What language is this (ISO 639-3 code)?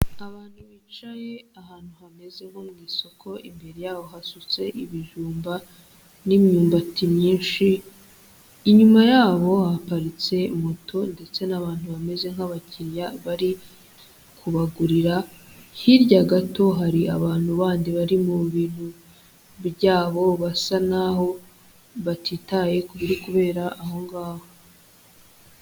kin